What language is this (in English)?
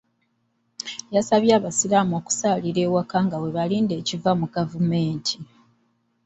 Ganda